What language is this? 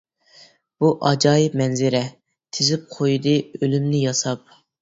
Uyghur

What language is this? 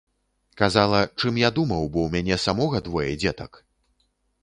Belarusian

